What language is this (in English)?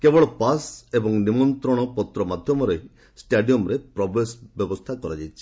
Odia